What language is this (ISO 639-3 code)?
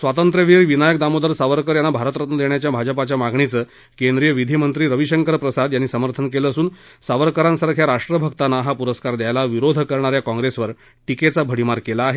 mar